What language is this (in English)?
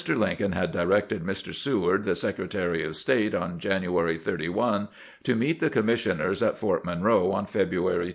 English